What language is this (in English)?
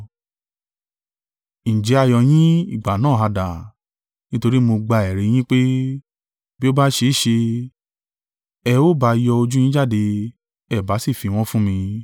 Yoruba